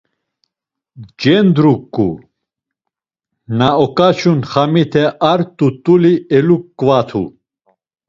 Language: Laz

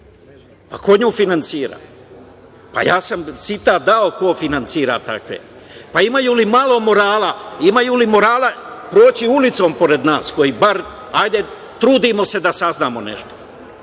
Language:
Serbian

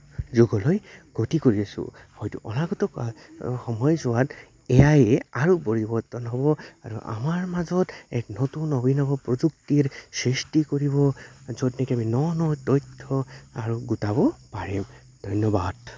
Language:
Assamese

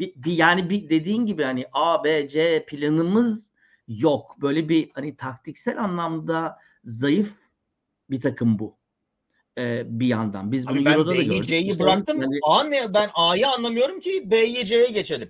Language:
Turkish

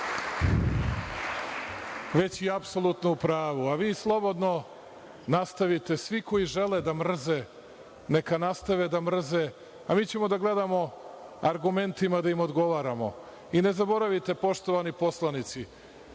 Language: Serbian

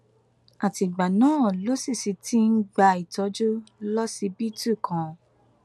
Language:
Yoruba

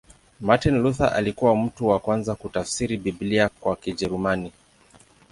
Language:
Swahili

